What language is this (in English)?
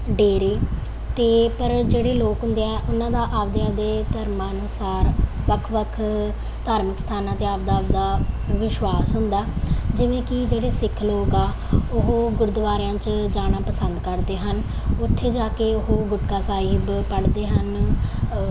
Punjabi